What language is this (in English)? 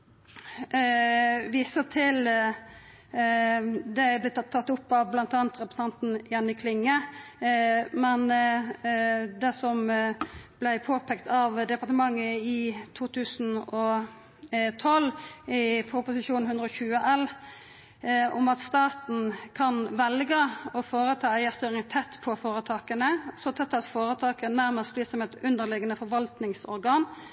Norwegian Nynorsk